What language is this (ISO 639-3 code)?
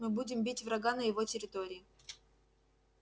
rus